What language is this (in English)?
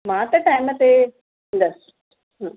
Sindhi